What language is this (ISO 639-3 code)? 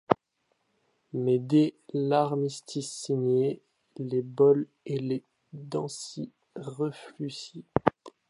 fra